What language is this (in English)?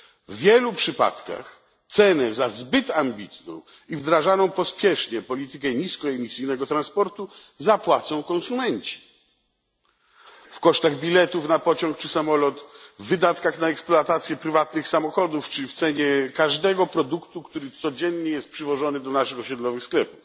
Polish